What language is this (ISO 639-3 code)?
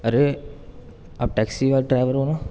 urd